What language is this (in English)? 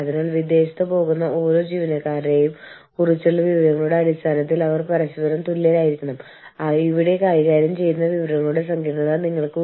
Malayalam